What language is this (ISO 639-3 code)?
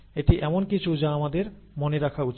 ben